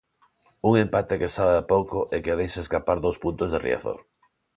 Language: Galician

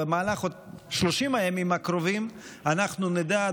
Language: Hebrew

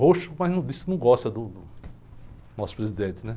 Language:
Portuguese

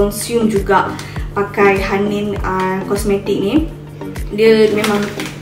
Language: Malay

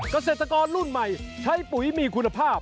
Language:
Thai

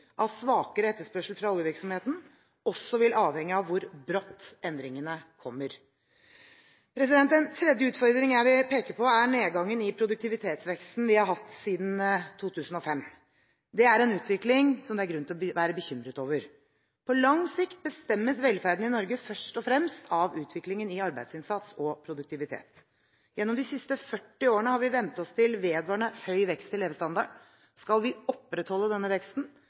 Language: Norwegian Bokmål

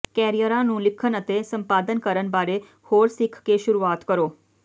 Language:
Punjabi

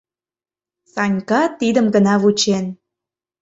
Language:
Mari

